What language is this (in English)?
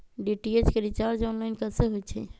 Magahi